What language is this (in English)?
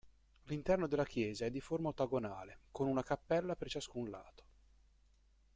Italian